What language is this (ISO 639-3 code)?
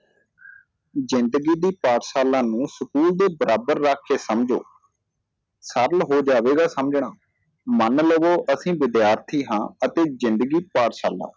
pan